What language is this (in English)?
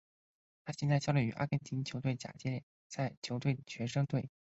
Chinese